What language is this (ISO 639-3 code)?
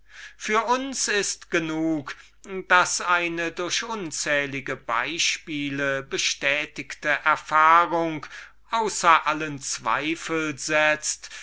deu